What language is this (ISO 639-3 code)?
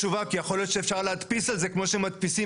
heb